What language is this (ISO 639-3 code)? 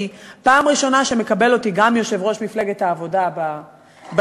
heb